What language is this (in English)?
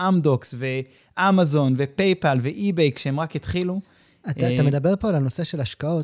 Hebrew